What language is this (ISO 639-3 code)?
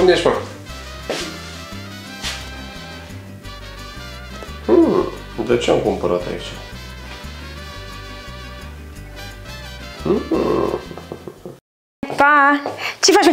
ron